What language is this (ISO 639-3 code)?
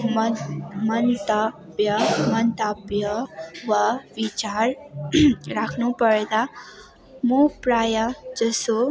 nep